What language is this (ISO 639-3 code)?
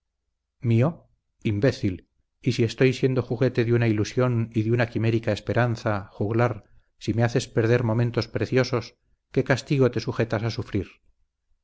spa